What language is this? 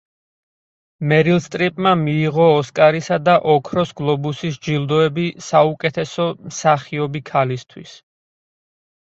Georgian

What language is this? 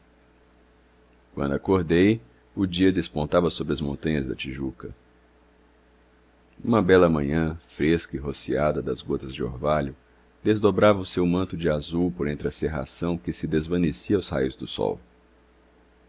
Portuguese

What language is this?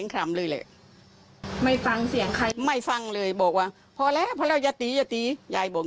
Thai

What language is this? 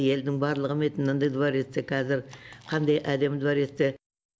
Kazakh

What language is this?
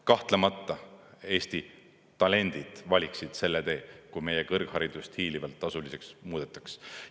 Estonian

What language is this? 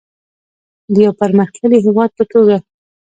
Pashto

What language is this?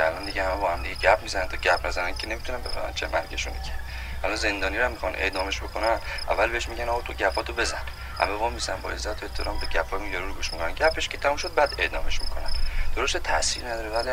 Persian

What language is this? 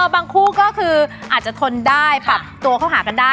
Thai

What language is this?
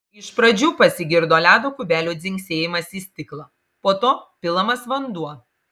Lithuanian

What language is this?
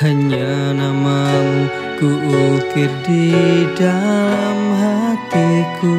Indonesian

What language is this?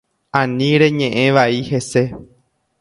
Guarani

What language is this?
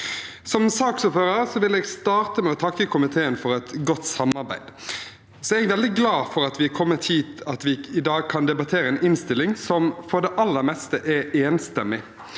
Norwegian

